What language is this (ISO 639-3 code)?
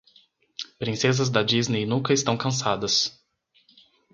por